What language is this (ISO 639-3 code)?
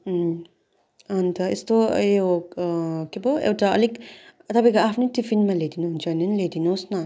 nep